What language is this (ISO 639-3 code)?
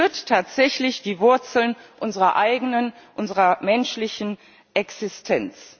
deu